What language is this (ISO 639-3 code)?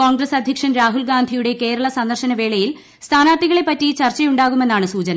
mal